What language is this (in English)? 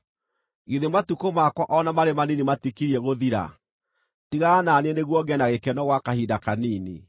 Kikuyu